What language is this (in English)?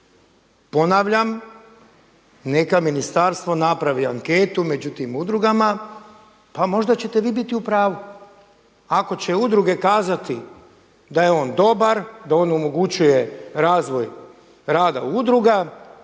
Croatian